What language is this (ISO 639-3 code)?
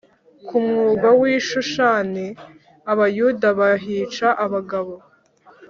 kin